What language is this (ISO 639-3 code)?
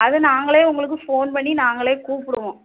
tam